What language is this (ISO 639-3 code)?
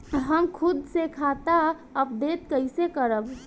bho